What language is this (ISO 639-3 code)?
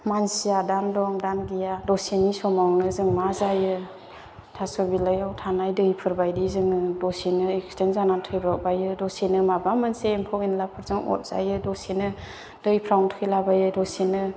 brx